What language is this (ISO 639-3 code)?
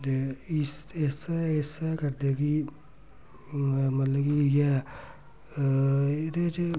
doi